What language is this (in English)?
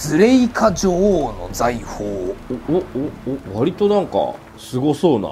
Japanese